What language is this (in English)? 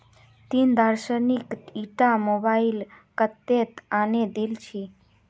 Magahi